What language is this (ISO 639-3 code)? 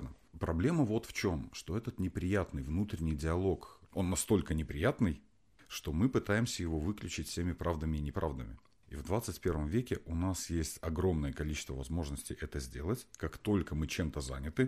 rus